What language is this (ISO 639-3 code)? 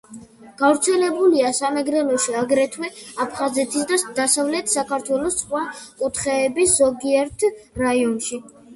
kat